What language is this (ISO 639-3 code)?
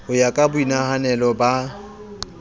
sot